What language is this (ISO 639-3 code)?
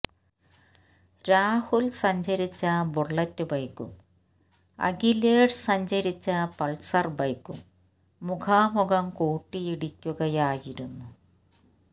mal